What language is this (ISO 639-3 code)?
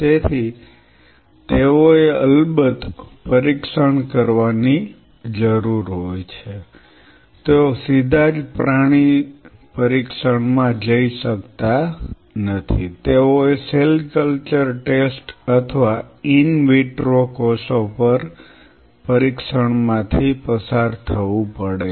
guj